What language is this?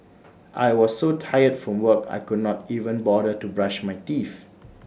English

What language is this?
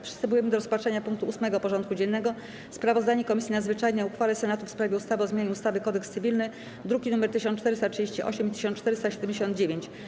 Polish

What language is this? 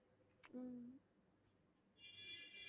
Tamil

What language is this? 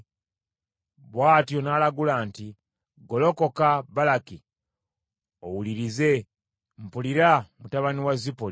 Ganda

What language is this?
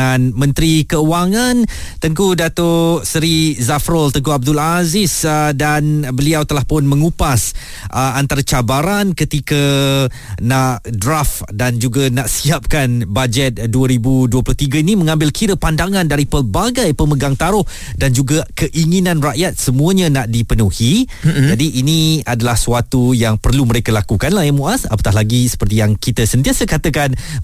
Malay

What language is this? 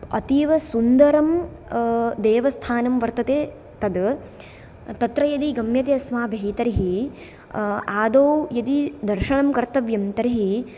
Sanskrit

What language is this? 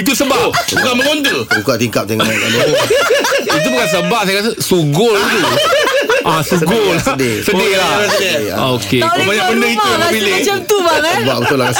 Malay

